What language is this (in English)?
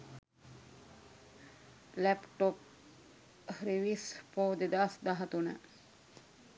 Sinhala